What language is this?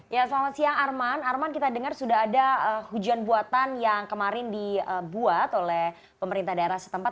Indonesian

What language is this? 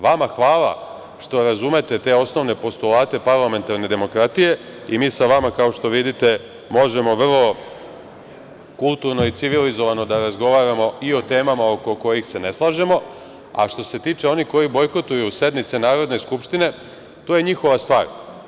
Serbian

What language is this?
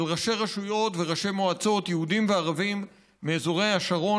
Hebrew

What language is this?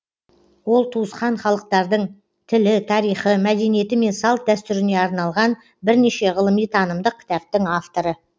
Kazakh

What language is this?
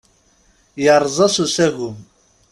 Kabyle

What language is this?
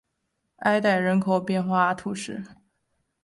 Chinese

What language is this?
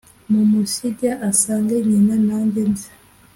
Kinyarwanda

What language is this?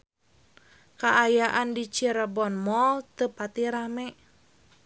Sundanese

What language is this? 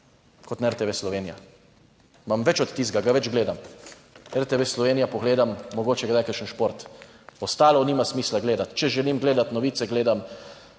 Slovenian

